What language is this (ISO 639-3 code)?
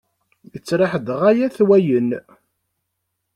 kab